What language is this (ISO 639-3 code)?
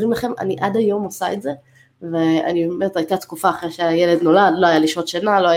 heb